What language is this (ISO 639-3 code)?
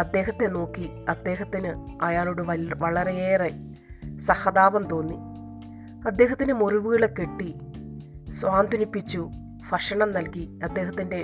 mal